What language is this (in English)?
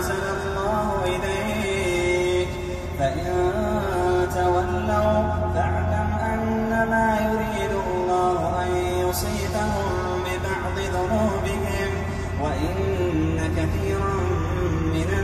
Arabic